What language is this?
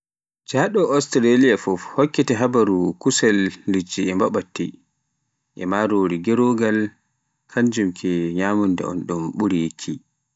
Pular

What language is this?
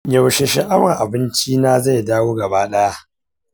Hausa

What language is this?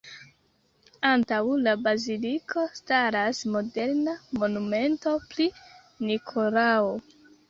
Esperanto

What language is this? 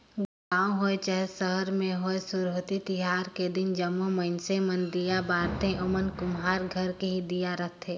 Chhattisgarhi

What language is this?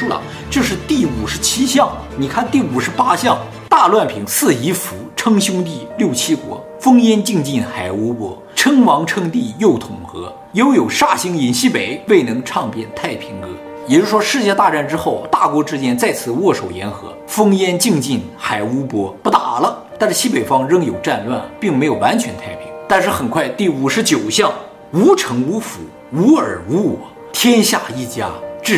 Chinese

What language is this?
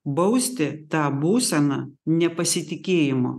Lithuanian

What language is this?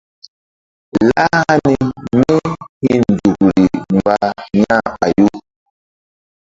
Mbum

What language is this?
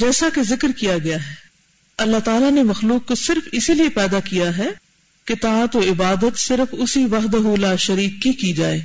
Urdu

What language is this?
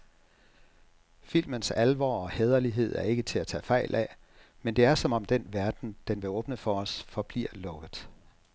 Danish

